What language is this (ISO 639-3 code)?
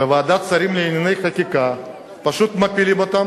heb